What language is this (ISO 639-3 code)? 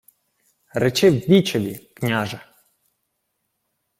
ukr